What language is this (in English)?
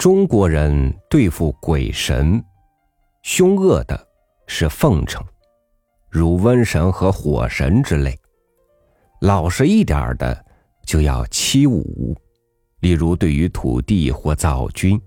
Chinese